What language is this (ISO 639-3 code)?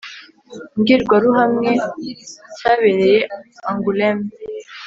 kin